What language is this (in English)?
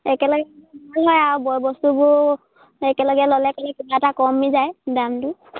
Assamese